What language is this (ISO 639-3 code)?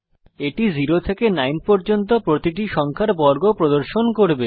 ben